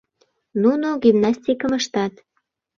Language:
Mari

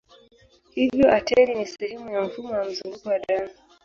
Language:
Swahili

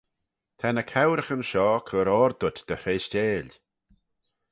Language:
Manx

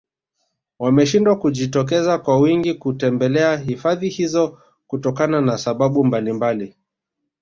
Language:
Swahili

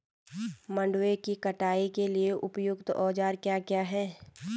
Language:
Hindi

